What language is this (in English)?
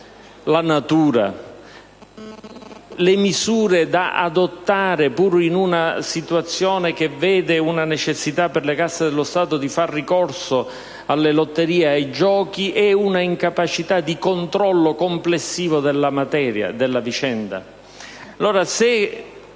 Italian